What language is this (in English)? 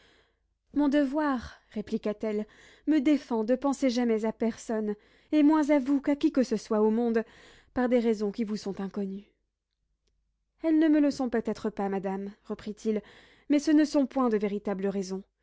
French